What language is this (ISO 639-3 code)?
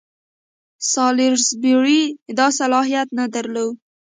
pus